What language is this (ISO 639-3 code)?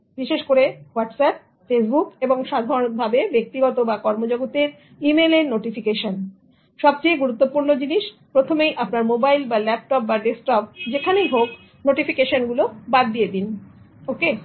ben